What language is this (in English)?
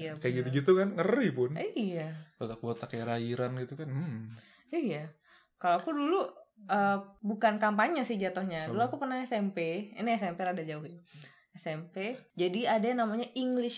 Indonesian